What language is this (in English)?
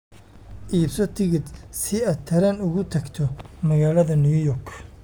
Somali